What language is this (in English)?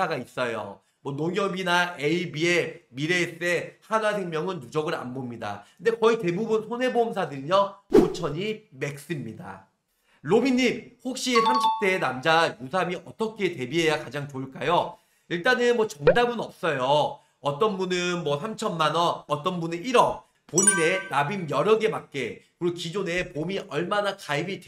Korean